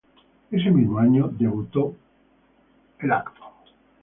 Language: Spanish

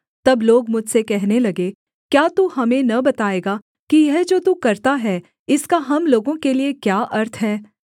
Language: Hindi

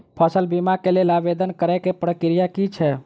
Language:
Maithili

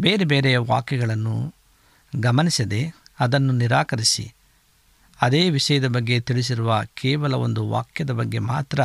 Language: Kannada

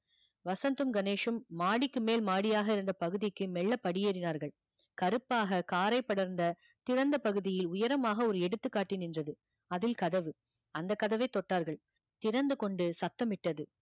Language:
Tamil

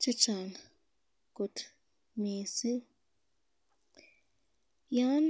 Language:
Kalenjin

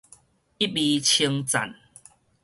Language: Min Nan Chinese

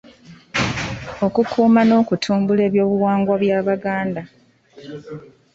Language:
Ganda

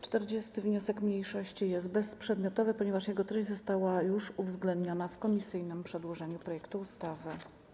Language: Polish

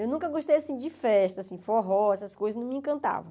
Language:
Portuguese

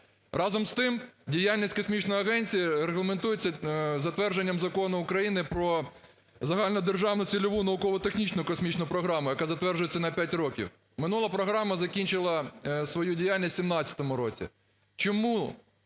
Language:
Ukrainian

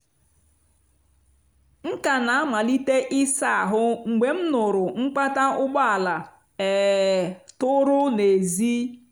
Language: Igbo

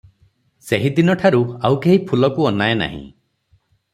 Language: Odia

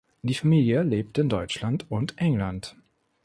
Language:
German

